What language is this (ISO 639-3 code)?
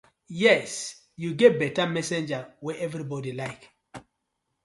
pcm